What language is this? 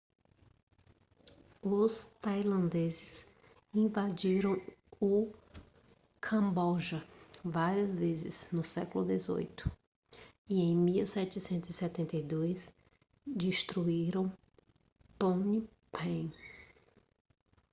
Portuguese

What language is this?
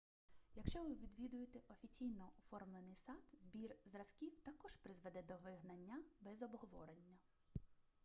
Ukrainian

